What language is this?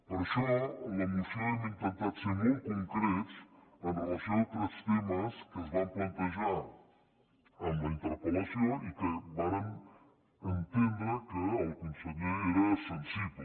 Catalan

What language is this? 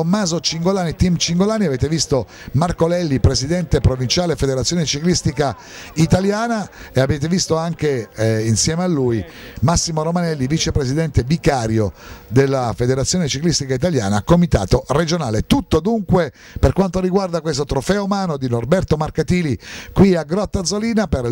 Italian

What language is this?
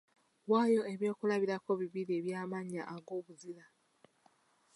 Ganda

